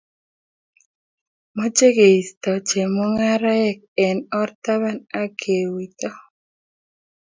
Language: Kalenjin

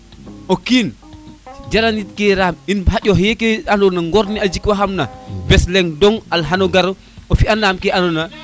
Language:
Serer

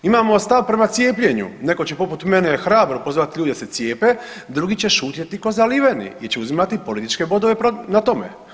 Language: Croatian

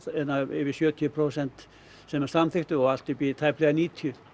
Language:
Icelandic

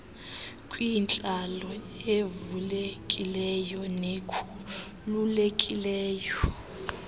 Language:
Xhosa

